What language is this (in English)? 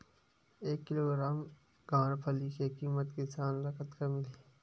Chhattisgarhi